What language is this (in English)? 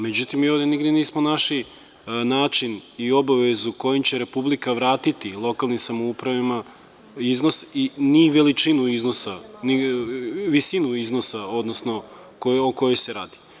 Serbian